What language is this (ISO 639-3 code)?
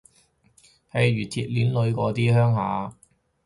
yue